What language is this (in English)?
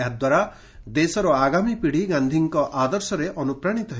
Odia